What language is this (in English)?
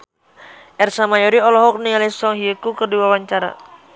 Sundanese